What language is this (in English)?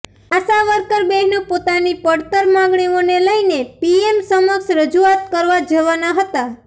Gujarati